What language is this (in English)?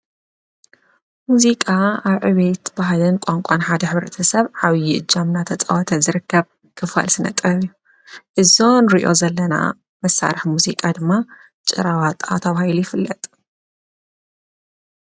Tigrinya